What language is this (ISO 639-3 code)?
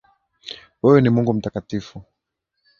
swa